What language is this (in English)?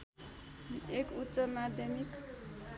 Nepali